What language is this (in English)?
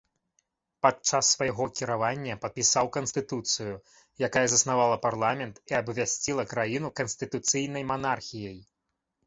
Belarusian